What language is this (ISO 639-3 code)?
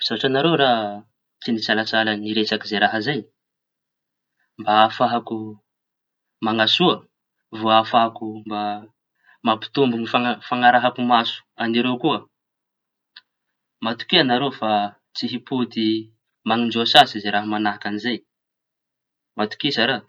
txy